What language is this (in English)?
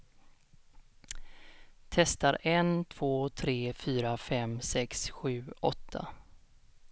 Swedish